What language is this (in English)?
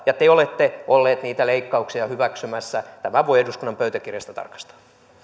Finnish